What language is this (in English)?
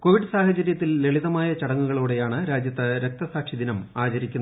Malayalam